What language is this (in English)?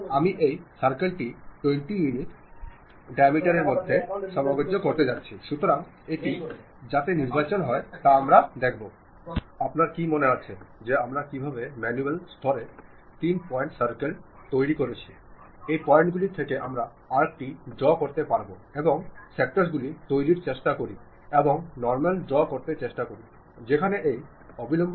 Malayalam